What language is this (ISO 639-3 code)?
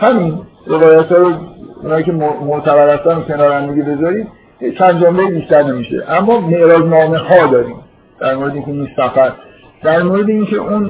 fas